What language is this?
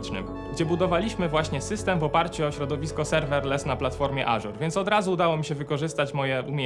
Polish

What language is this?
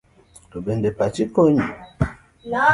Luo (Kenya and Tanzania)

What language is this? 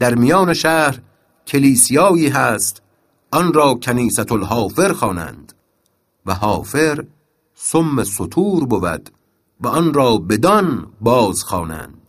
Persian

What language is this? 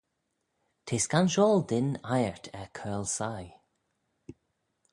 Manx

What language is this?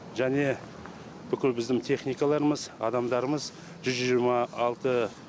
Kazakh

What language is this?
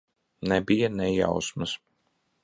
Latvian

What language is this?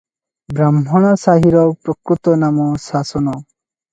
Odia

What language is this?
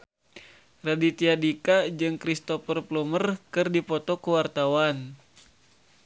Sundanese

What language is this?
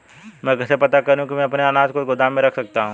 Hindi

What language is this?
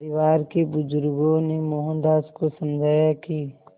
Hindi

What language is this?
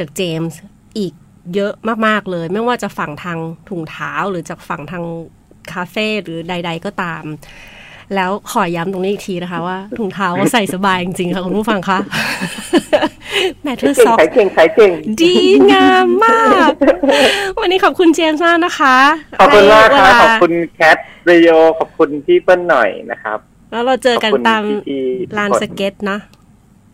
Thai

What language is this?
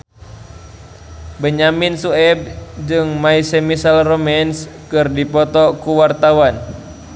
Sundanese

